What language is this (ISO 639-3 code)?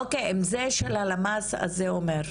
heb